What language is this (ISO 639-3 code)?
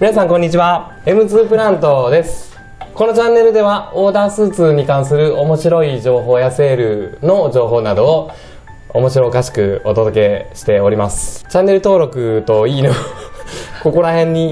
jpn